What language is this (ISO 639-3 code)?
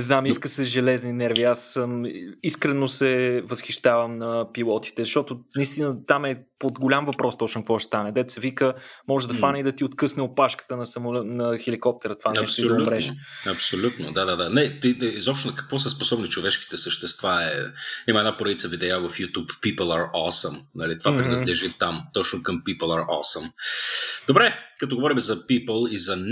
bul